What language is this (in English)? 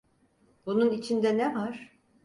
Turkish